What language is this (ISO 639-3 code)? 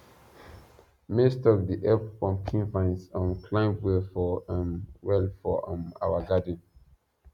pcm